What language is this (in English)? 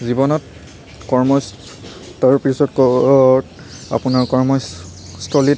Assamese